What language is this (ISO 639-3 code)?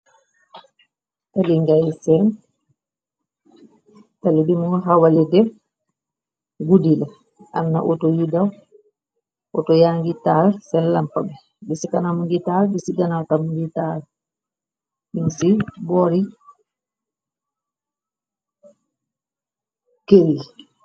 wol